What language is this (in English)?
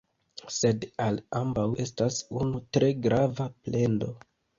Esperanto